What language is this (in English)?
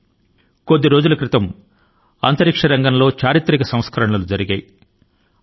Telugu